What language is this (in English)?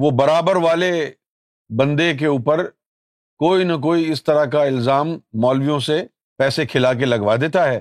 Urdu